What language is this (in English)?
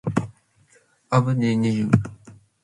Matsés